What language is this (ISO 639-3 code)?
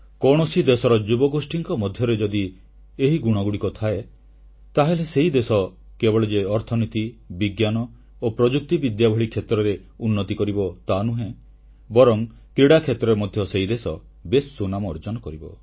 ori